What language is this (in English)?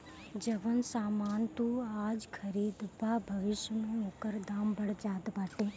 Bhojpuri